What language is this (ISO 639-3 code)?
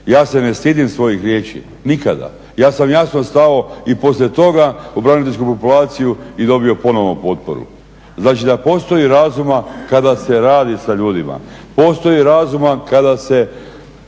hrv